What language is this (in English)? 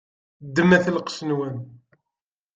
Kabyle